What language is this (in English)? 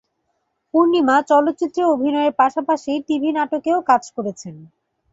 Bangla